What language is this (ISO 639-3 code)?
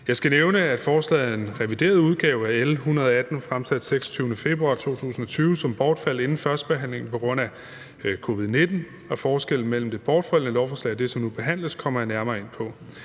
dan